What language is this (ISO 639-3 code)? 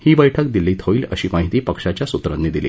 mar